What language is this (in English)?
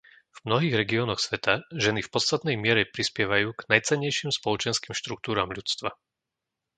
Slovak